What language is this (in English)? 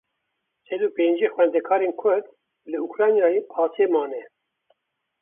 Kurdish